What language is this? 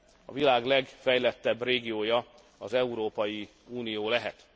Hungarian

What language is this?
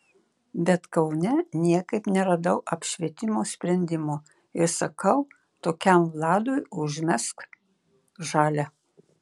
Lithuanian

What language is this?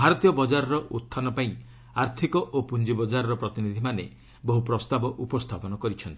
Odia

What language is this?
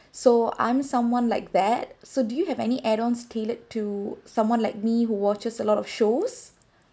English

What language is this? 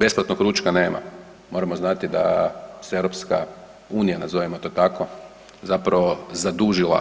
Croatian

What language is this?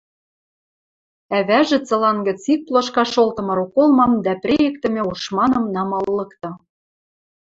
Western Mari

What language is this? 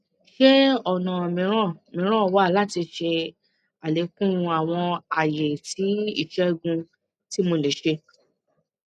Yoruba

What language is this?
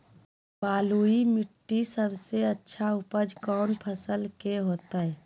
Magahi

